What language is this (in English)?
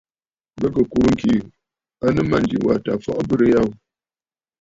Bafut